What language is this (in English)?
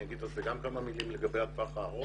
Hebrew